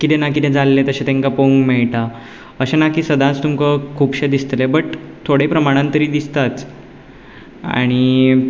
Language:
Konkani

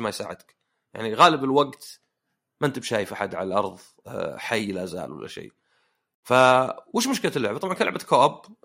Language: Arabic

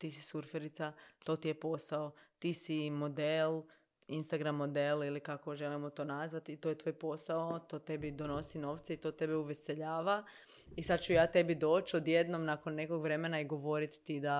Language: Croatian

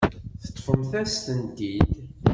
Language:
Kabyle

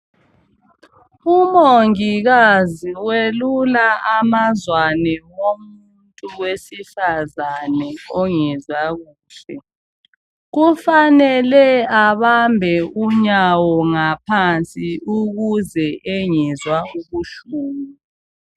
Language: North Ndebele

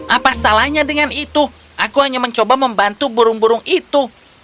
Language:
Indonesian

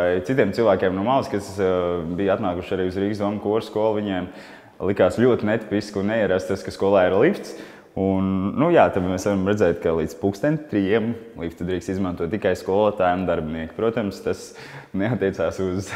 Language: Latvian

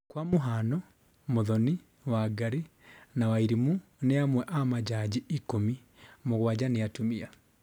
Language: Kikuyu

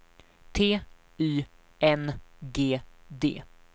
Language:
Swedish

